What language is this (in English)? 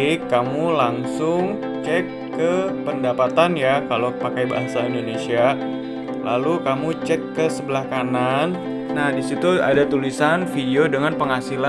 Indonesian